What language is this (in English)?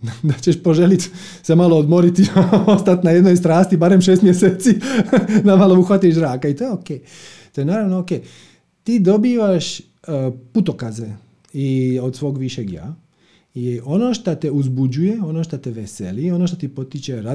Croatian